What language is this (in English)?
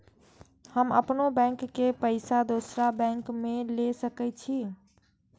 Maithili